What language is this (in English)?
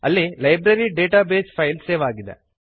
Kannada